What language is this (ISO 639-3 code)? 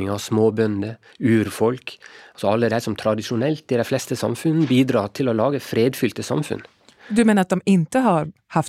swe